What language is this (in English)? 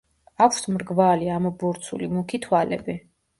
Georgian